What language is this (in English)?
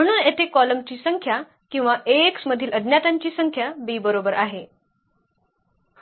Marathi